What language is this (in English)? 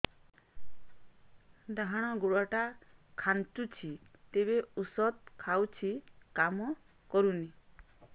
Odia